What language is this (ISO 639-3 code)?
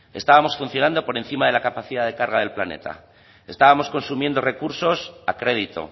spa